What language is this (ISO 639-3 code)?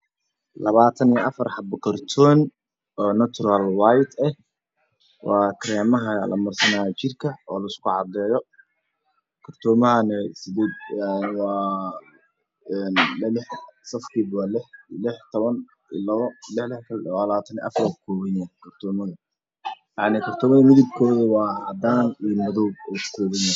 som